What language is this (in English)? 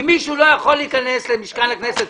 Hebrew